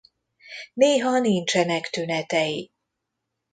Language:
Hungarian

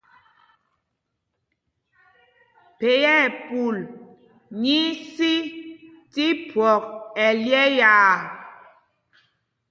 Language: Mpumpong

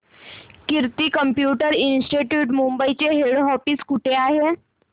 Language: Marathi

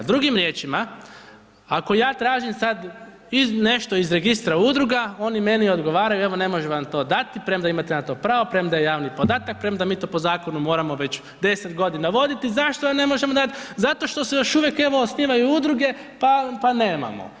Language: Croatian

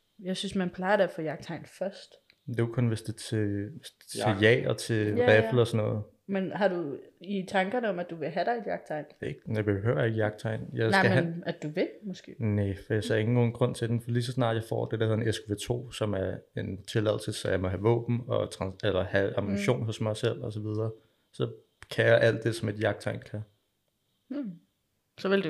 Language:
Danish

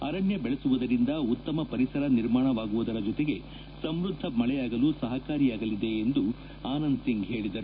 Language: Kannada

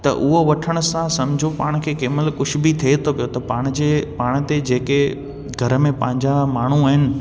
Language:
Sindhi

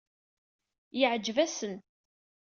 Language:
Kabyle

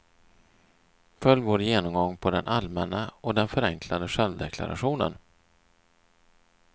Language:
Swedish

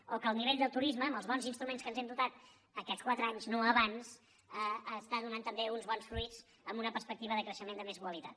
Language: Catalan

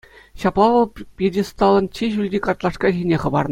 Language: Chuvash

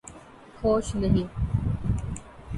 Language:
Urdu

